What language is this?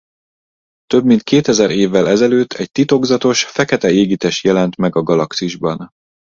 Hungarian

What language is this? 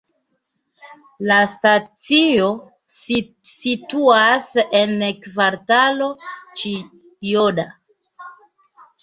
Esperanto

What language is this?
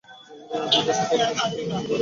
Bangla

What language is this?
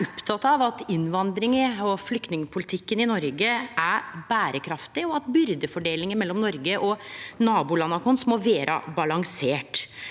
Norwegian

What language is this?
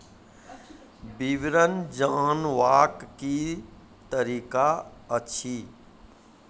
Maithili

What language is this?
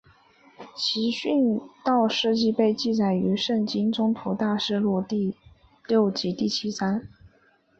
Chinese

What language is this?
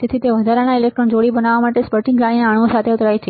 Gujarati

